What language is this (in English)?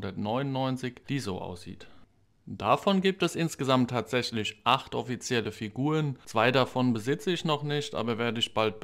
German